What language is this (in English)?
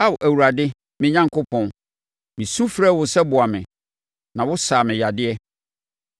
Akan